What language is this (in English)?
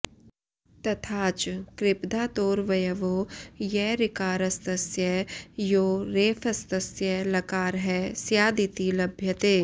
Sanskrit